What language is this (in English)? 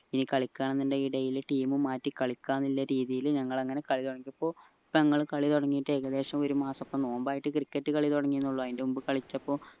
Malayalam